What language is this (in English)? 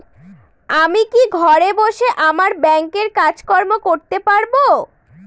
Bangla